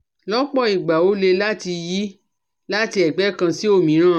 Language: Yoruba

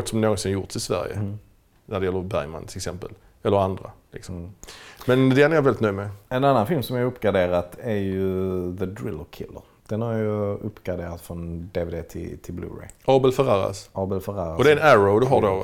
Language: Swedish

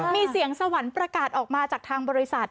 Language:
Thai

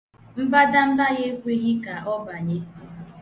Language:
Igbo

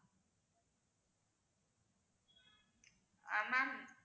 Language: Tamil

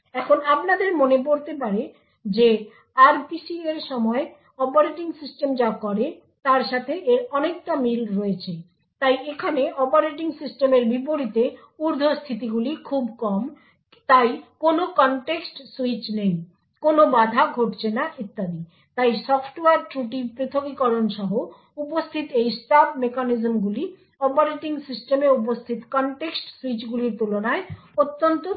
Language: Bangla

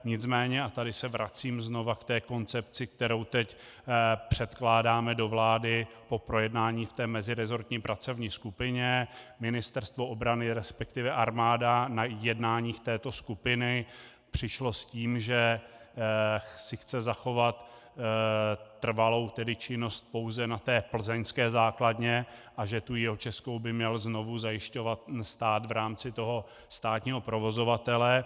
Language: Czech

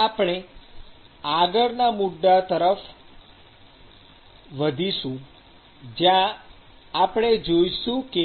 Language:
Gujarati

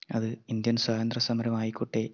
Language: Malayalam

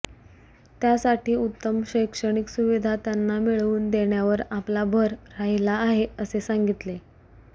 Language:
Marathi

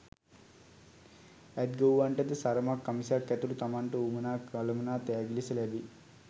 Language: Sinhala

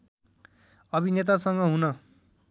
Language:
Nepali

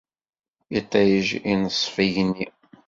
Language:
Kabyle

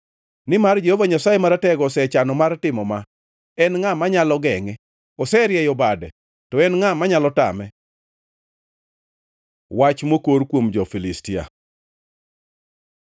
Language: Luo (Kenya and Tanzania)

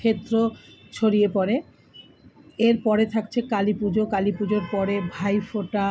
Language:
Bangla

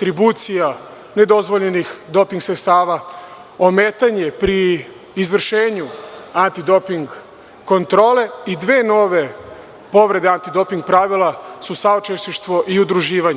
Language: Serbian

